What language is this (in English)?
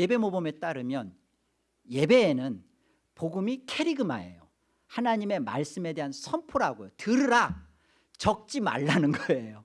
Korean